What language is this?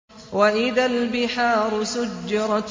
Arabic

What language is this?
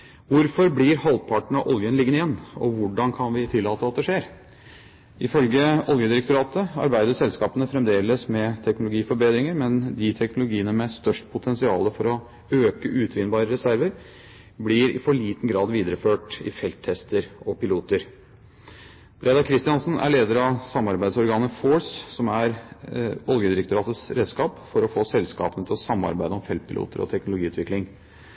Norwegian Bokmål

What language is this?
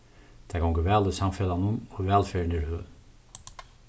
Faroese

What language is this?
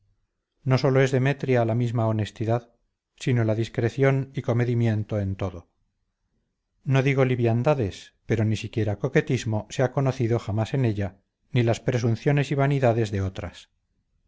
Spanish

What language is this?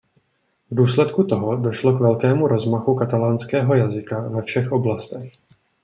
Czech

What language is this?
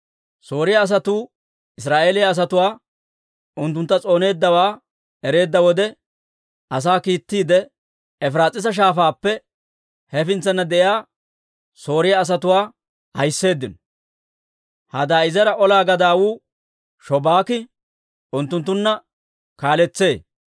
Dawro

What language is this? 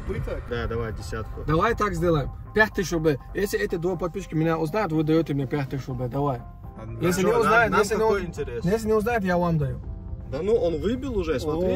Russian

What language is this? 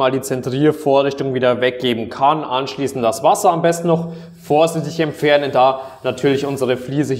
German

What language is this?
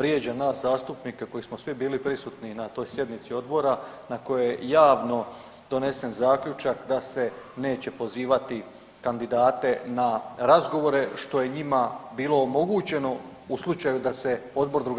Croatian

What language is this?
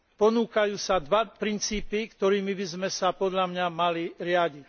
Slovak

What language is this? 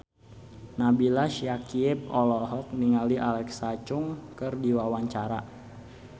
Sundanese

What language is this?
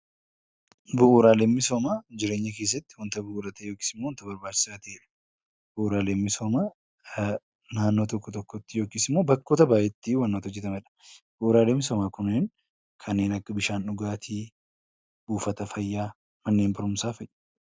Oromo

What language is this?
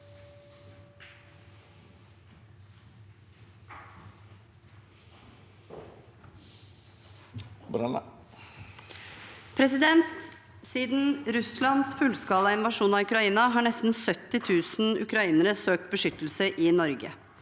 Norwegian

